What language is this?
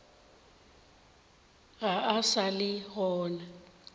Northern Sotho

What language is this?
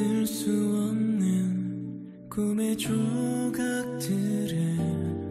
Korean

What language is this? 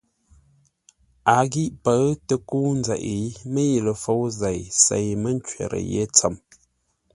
Ngombale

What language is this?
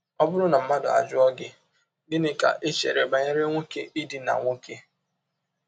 Igbo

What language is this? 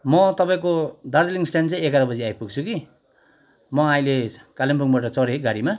Nepali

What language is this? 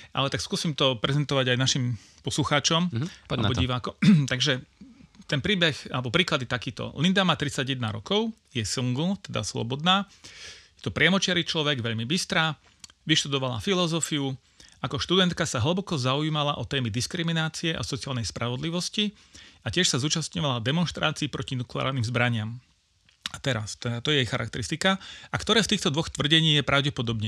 Slovak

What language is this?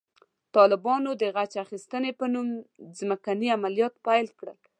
Pashto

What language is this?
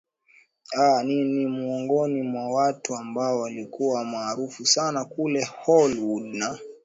Swahili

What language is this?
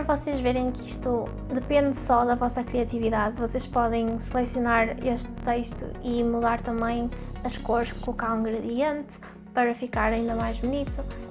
Portuguese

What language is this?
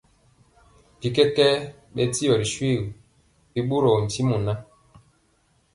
Mpiemo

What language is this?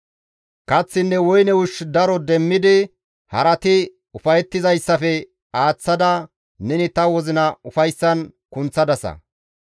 Gamo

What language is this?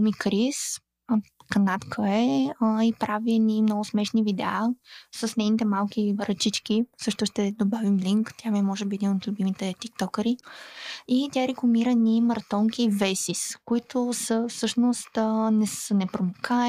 Bulgarian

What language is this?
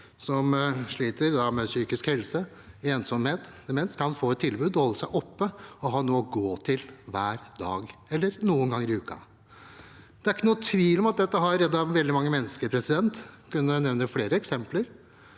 Norwegian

